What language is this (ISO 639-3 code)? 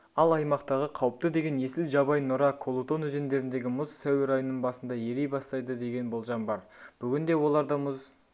kaz